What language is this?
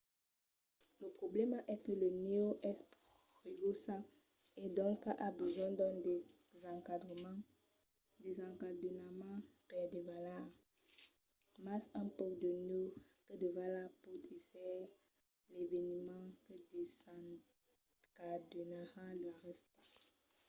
Occitan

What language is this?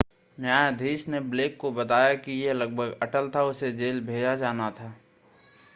Hindi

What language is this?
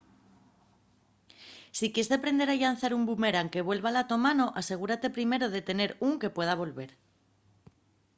Asturian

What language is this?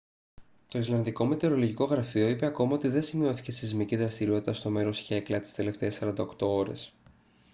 Greek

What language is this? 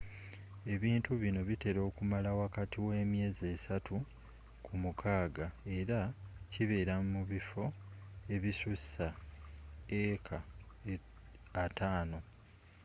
Ganda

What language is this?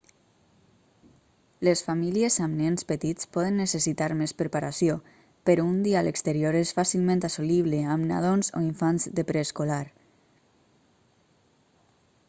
Catalan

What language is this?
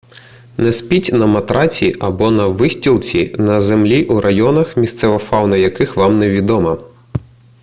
Ukrainian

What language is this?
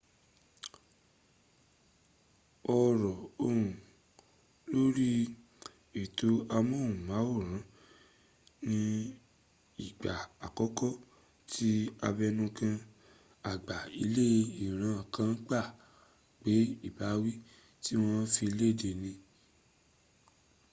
Yoruba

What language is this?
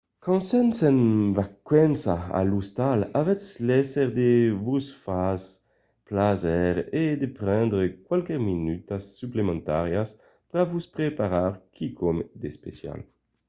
Occitan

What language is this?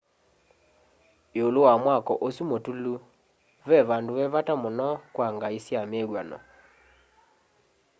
Kamba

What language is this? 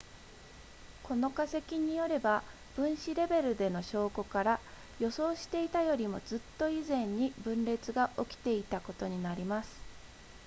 Japanese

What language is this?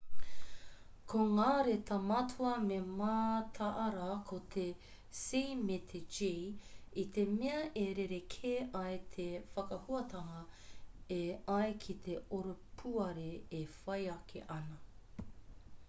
Māori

